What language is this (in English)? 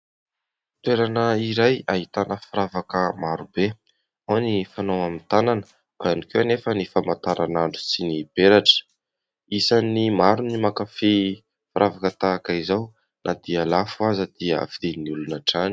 Malagasy